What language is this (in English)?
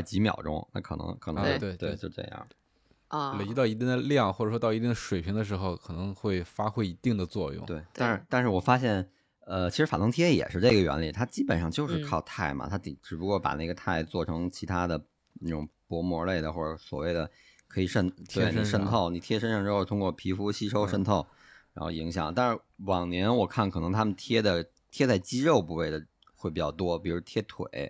Chinese